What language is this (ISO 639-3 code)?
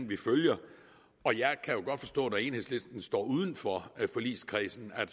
dan